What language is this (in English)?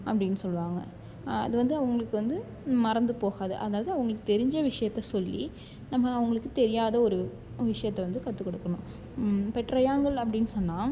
Tamil